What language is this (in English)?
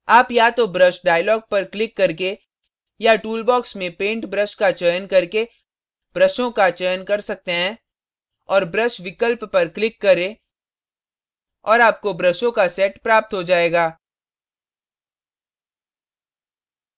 Hindi